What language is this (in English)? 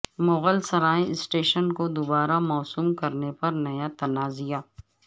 Urdu